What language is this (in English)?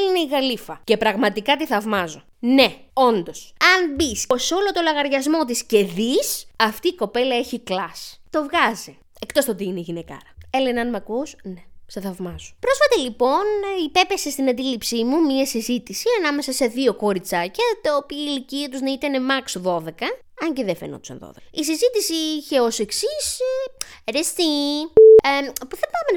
Greek